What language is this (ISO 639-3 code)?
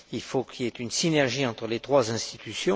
fra